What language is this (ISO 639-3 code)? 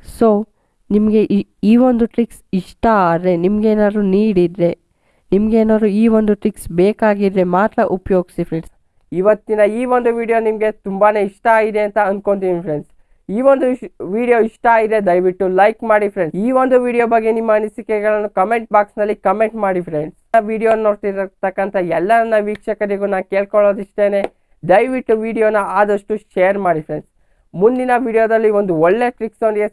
kan